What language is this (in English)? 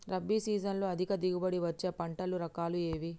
Telugu